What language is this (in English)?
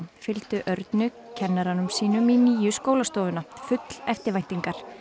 Icelandic